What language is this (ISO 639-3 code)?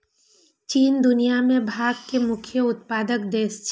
mai